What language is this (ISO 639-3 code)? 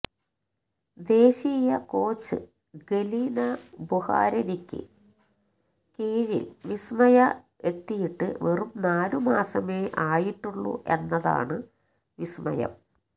mal